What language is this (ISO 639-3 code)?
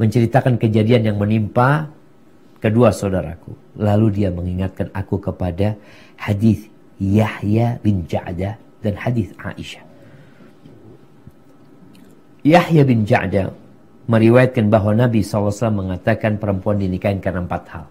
ind